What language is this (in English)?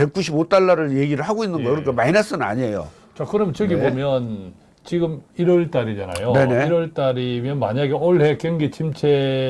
Korean